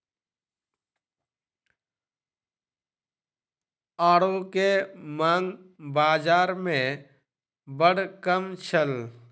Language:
Maithili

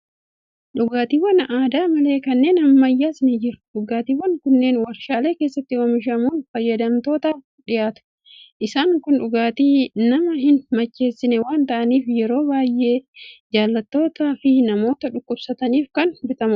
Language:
Oromo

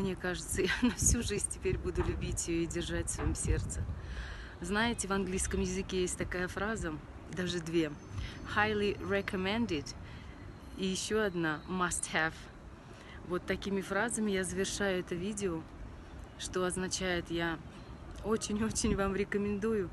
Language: Russian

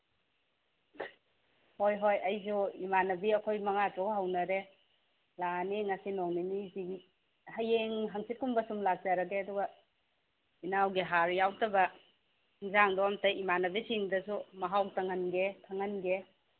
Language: Manipuri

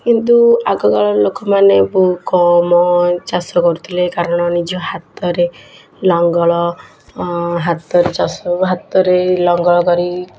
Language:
Odia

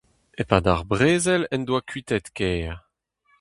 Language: Breton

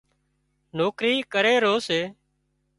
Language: Wadiyara Koli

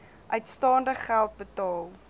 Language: Afrikaans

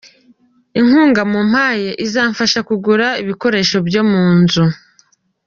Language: Kinyarwanda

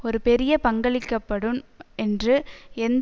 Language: Tamil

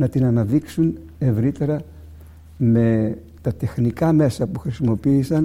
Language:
Greek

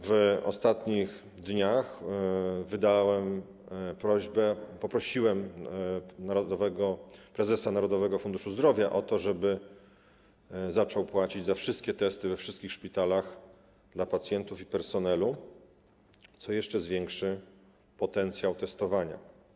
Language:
Polish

